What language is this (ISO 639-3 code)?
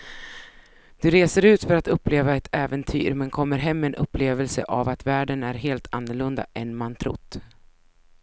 swe